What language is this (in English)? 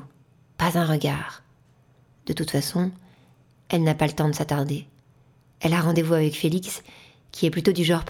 French